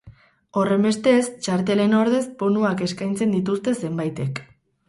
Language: Basque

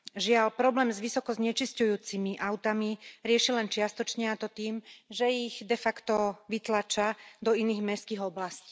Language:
Slovak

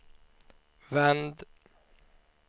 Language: Swedish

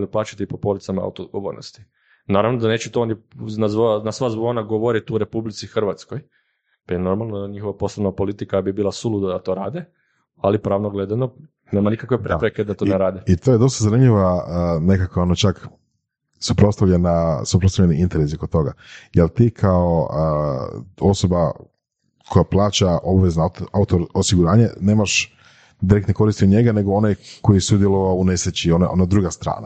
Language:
Croatian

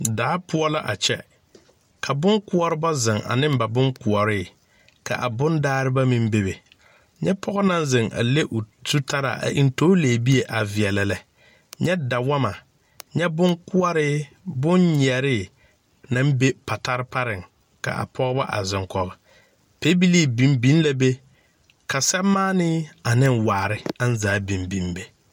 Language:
Southern Dagaare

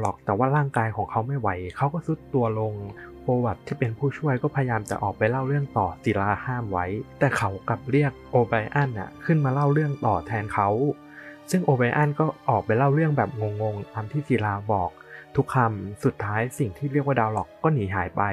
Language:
Thai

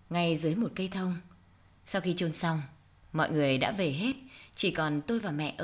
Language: Vietnamese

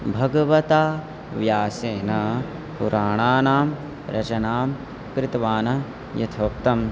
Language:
Sanskrit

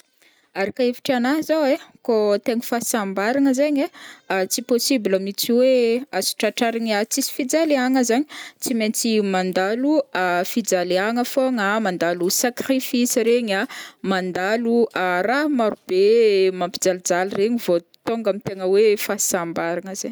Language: Northern Betsimisaraka Malagasy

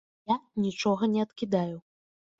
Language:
Belarusian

